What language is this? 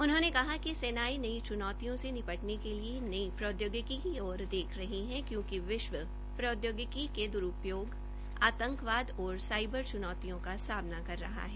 Hindi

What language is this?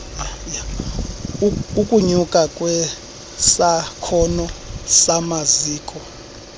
Xhosa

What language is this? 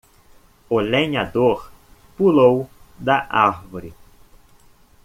Portuguese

